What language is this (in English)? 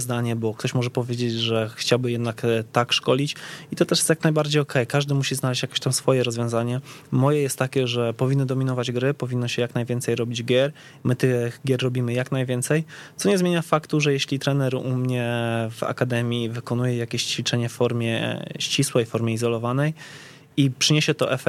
Polish